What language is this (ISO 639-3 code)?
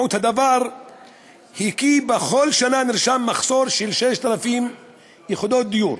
heb